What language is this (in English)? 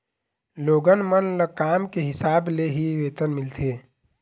Chhattisgarhi